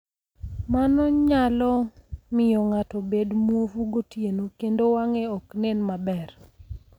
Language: Luo (Kenya and Tanzania)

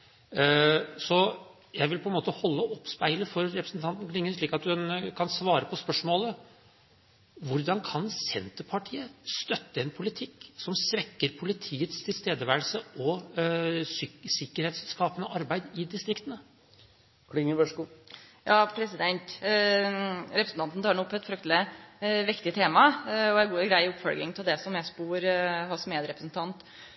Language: Norwegian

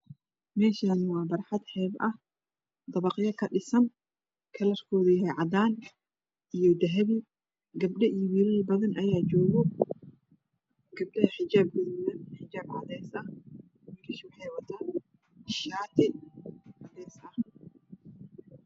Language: Somali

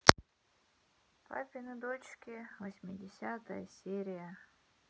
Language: Russian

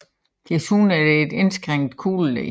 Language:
Danish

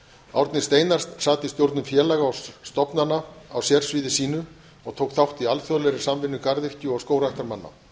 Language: Icelandic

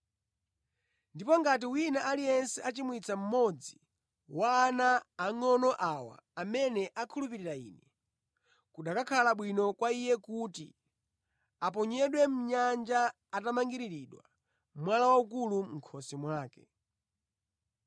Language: Nyanja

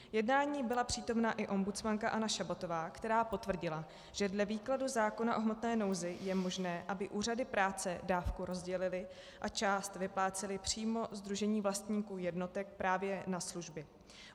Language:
Czech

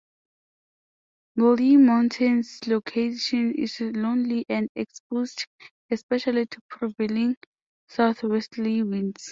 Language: English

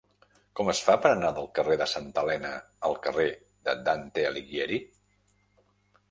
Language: Catalan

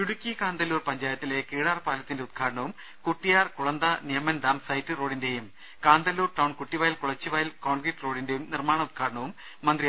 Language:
Malayalam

